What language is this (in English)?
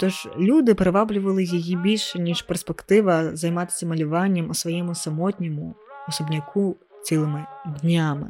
Ukrainian